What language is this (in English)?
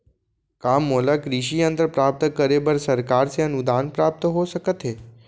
Chhattisgarhi